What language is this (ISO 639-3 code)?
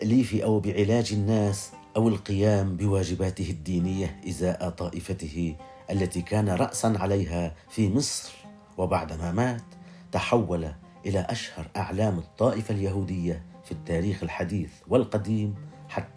ara